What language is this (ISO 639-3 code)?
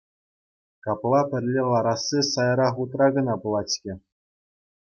chv